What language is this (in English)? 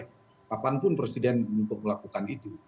Indonesian